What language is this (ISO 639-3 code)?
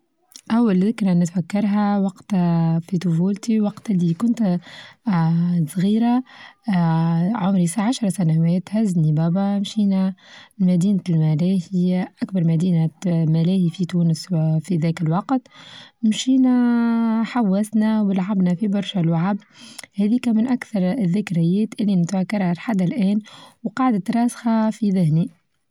aeb